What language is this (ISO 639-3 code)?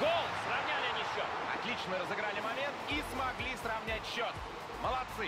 rus